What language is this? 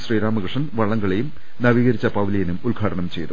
Malayalam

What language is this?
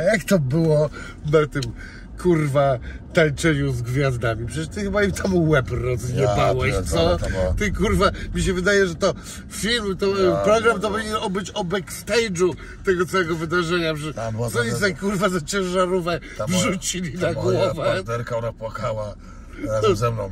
Polish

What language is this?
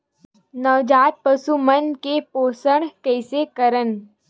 Chhattisgarhi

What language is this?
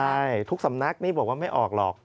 Thai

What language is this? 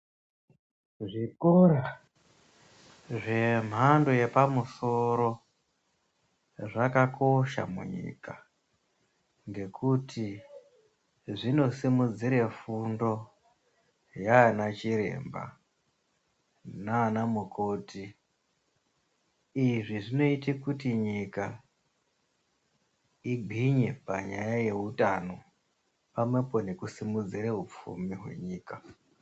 Ndau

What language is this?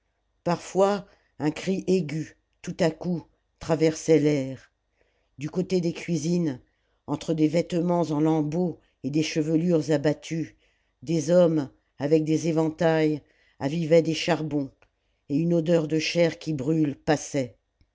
French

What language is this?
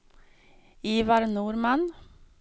Swedish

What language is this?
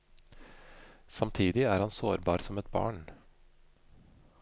Norwegian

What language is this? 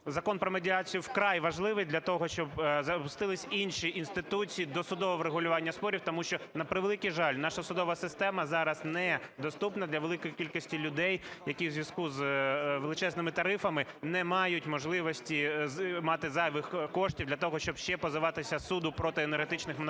Ukrainian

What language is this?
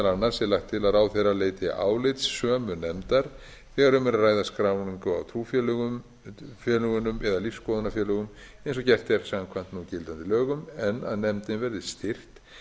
Icelandic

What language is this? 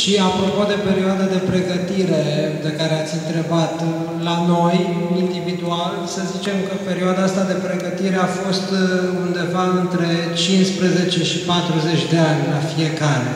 Romanian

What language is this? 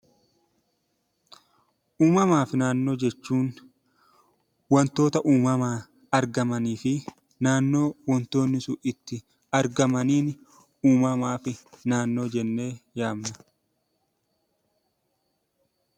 Oromo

